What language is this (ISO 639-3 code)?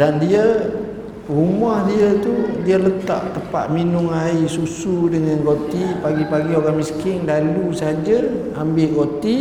msa